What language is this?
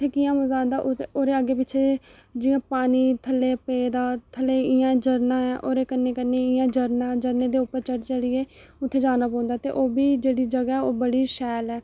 Dogri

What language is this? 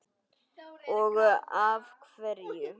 Icelandic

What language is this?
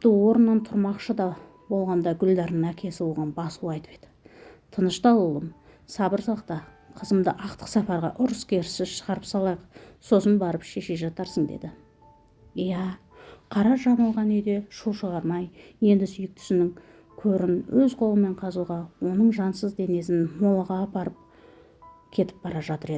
Turkish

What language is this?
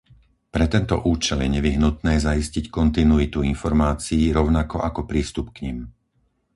Slovak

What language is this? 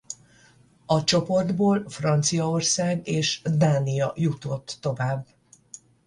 Hungarian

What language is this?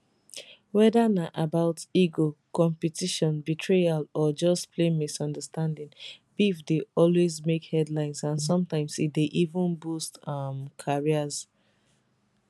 Nigerian Pidgin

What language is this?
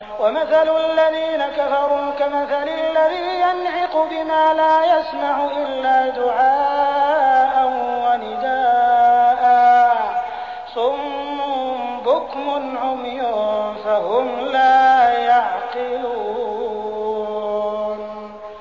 Arabic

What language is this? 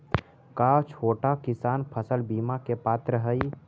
Magahi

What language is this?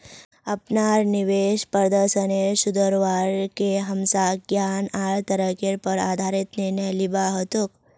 Magahi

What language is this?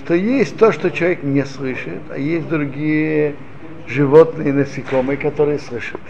Russian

